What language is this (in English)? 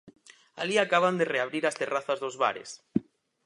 Galician